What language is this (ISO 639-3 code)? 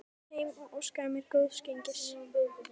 isl